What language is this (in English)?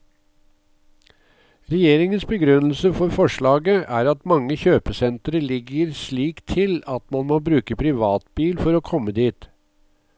Norwegian